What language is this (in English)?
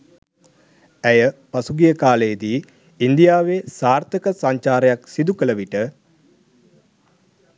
Sinhala